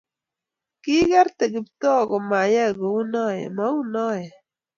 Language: Kalenjin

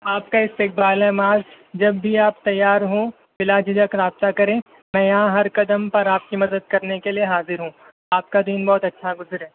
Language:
Urdu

